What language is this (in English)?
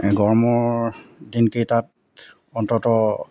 Assamese